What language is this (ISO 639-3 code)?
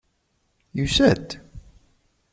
kab